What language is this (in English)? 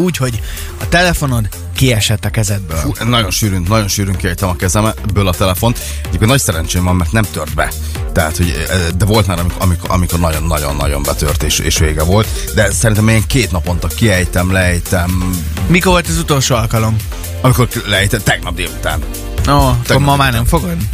Hungarian